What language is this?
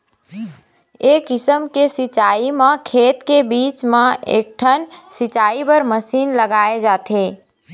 Chhattisgarhi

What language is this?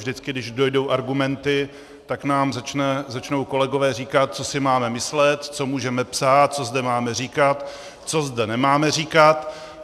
Czech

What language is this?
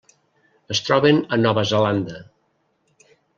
Catalan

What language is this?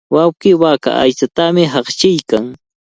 Cajatambo North Lima Quechua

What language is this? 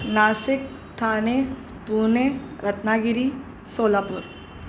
Sindhi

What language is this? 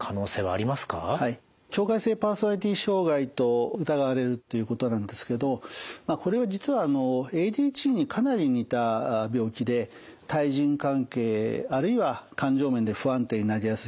Japanese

